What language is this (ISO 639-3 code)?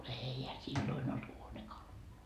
fin